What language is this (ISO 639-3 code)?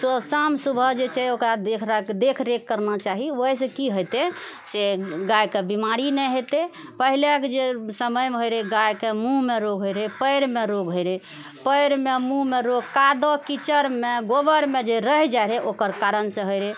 mai